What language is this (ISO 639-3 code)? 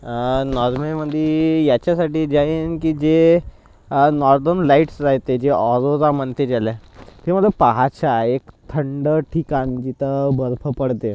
mar